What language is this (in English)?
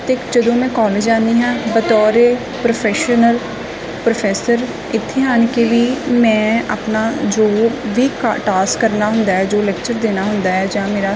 Punjabi